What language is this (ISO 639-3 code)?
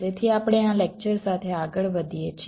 guj